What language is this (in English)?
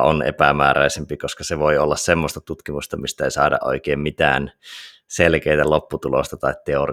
Finnish